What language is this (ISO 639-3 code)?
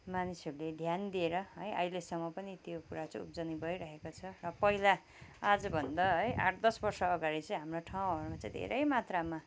nep